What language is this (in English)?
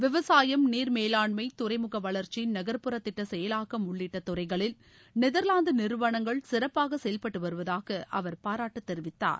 Tamil